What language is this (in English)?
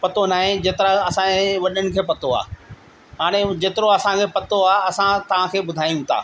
Sindhi